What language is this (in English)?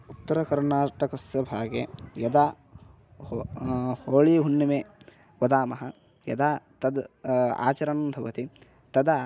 Sanskrit